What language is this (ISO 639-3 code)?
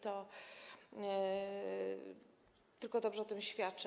pol